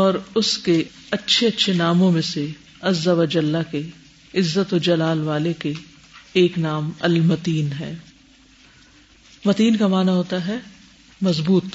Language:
Urdu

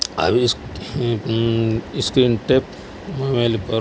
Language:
Urdu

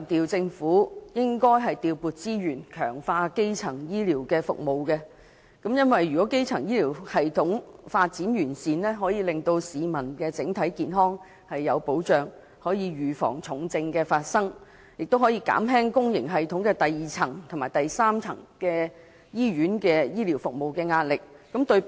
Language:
Cantonese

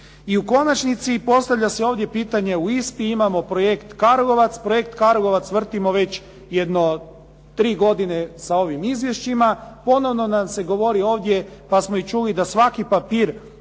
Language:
Croatian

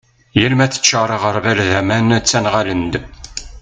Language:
Kabyle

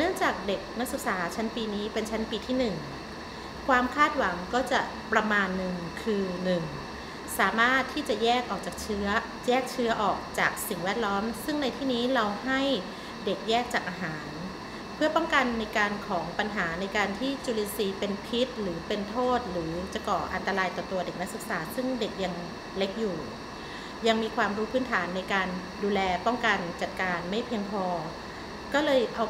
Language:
Thai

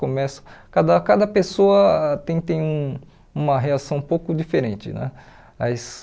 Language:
Portuguese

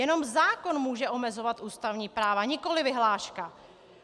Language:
Czech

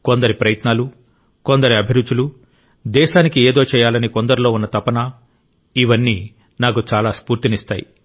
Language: Telugu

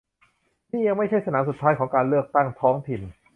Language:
Thai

